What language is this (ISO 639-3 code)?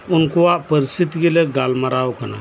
sat